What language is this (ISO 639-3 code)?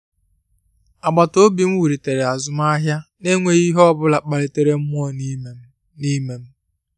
ibo